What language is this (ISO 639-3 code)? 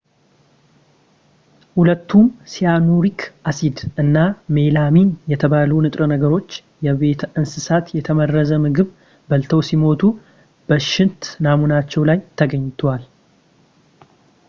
amh